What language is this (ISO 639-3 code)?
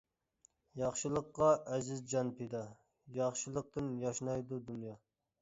uig